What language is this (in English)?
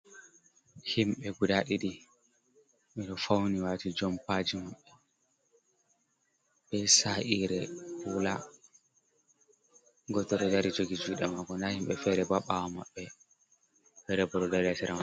Fula